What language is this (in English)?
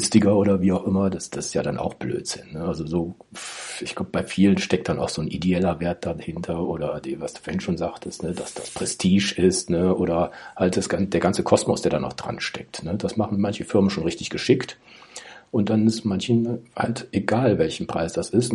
German